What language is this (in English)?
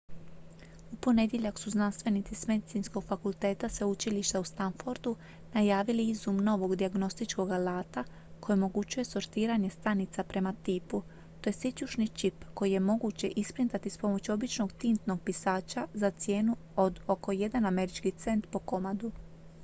Croatian